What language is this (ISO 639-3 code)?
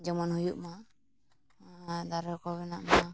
sat